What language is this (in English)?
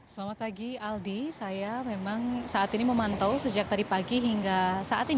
Indonesian